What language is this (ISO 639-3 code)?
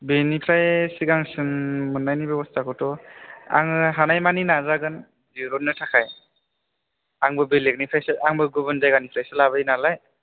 brx